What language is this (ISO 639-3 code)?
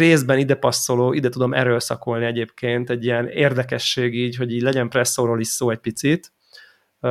hun